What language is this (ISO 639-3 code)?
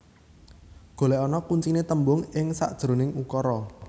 jav